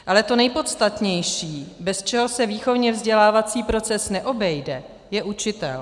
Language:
Czech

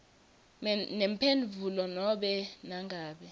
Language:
Swati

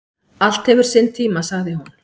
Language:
Icelandic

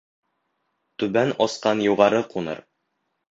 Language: Bashkir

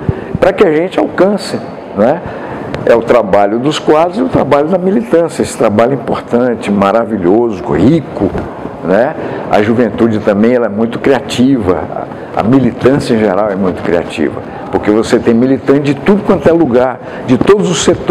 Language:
Portuguese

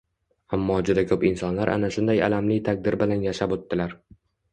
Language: Uzbek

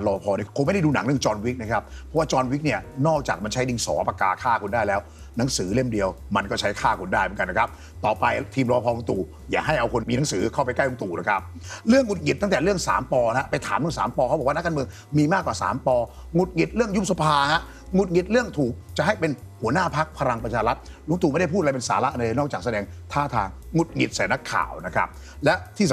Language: Thai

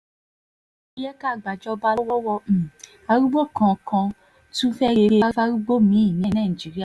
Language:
Yoruba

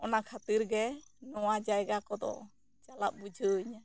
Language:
Santali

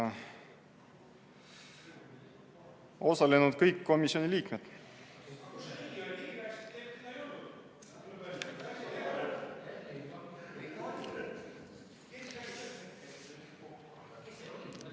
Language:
Estonian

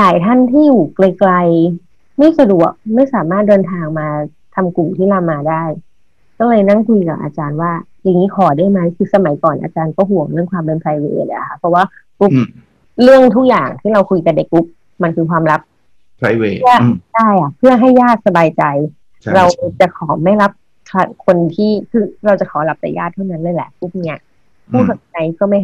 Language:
Thai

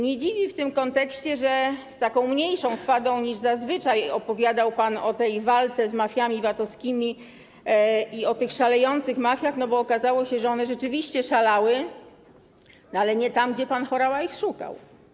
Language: Polish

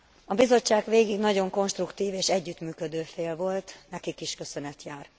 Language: Hungarian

